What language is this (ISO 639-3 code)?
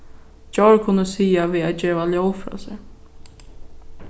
fao